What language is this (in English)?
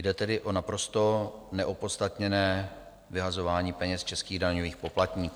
Czech